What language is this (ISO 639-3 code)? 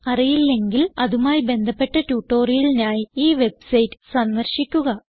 mal